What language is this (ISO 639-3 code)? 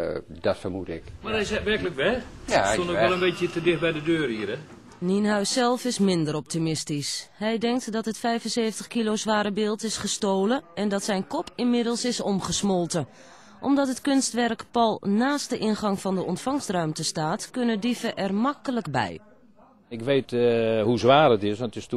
nld